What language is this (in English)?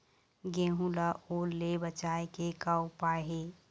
Chhattisgarhi